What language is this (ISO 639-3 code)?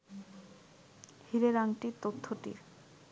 ben